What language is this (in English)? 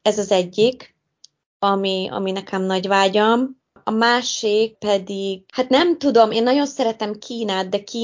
Hungarian